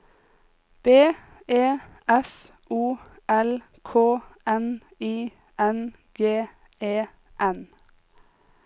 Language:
Norwegian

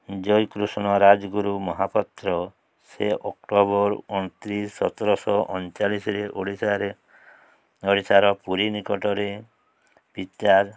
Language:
Odia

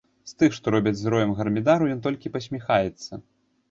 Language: Belarusian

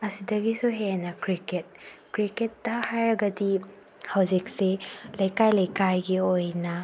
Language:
Manipuri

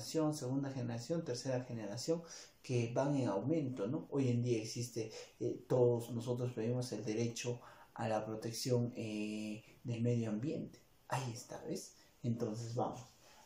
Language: Spanish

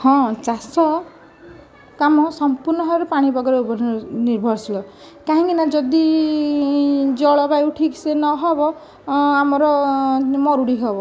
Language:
Odia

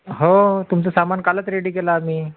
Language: Marathi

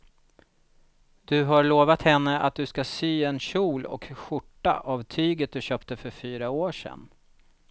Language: Swedish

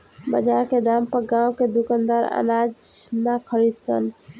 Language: Bhojpuri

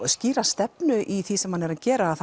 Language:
Icelandic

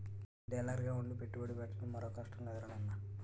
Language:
Telugu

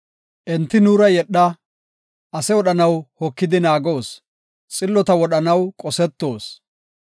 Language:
Gofa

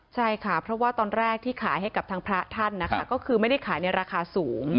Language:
Thai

